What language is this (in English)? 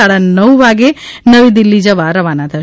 Gujarati